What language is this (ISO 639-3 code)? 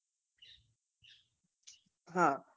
guj